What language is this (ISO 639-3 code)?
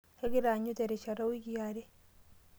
mas